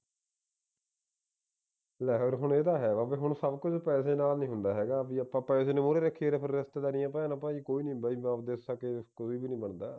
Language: Punjabi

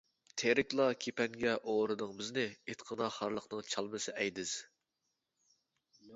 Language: Uyghur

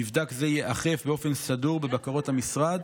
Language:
Hebrew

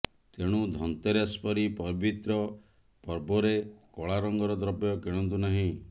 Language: Odia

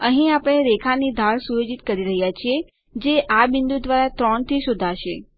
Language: Gujarati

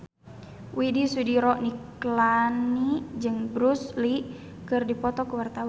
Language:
Sundanese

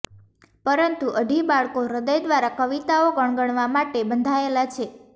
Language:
Gujarati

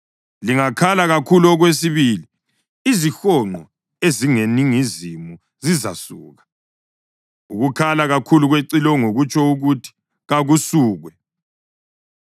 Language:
North Ndebele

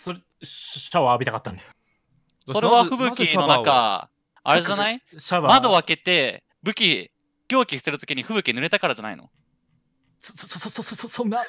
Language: Japanese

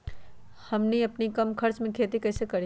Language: Magahi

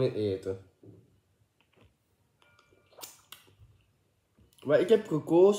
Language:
Dutch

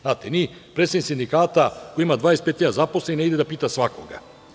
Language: Serbian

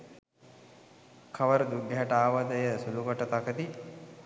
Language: Sinhala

